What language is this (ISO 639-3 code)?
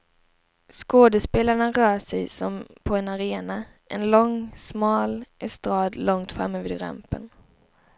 swe